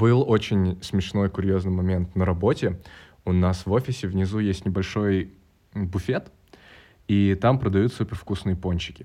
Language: Russian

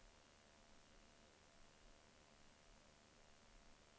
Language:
Swedish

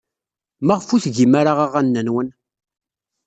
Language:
Kabyle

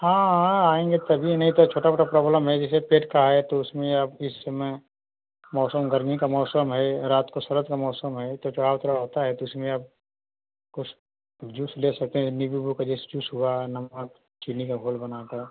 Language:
Hindi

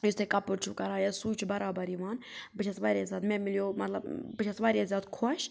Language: Kashmiri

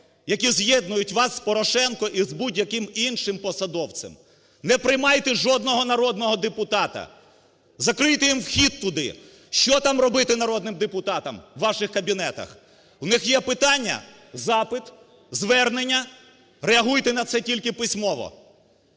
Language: Ukrainian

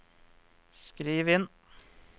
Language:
Norwegian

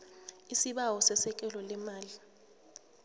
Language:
South Ndebele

